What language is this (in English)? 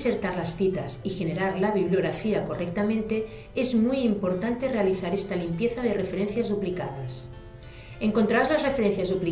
Spanish